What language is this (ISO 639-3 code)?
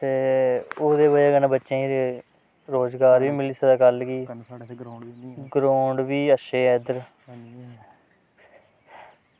doi